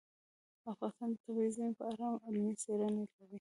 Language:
Pashto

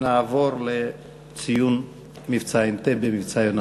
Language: Hebrew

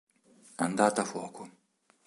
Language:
Italian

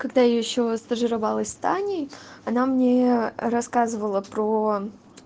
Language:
Russian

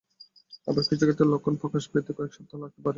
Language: Bangla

